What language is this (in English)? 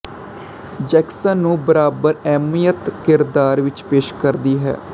Punjabi